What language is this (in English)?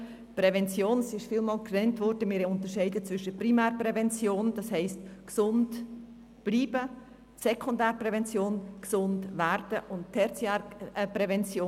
Swiss German